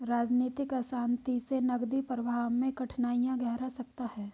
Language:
Hindi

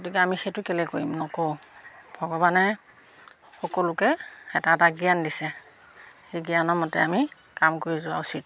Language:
Assamese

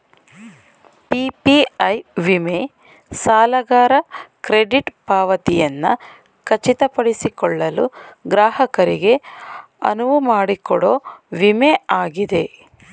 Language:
Kannada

